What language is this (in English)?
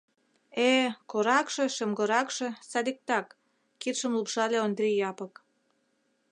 Mari